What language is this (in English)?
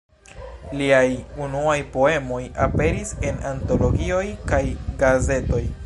Esperanto